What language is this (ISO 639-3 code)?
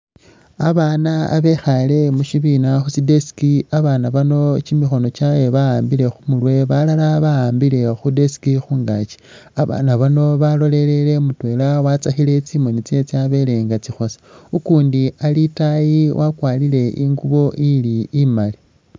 myx